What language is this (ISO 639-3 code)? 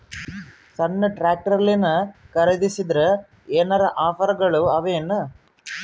kan